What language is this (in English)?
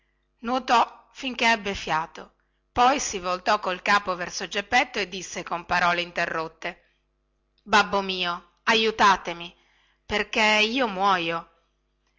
Italian